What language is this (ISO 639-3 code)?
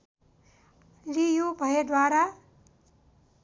nep